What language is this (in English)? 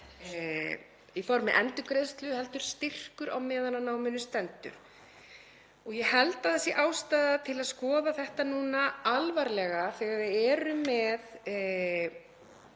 Icelandic